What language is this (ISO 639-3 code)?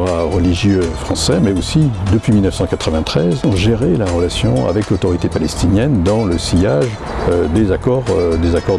fra